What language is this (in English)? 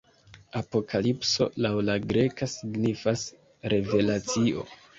Esperanto